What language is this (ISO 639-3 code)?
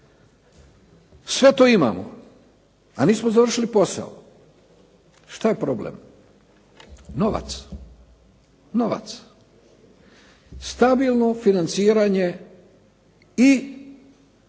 hrv